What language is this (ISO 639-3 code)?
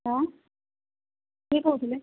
ori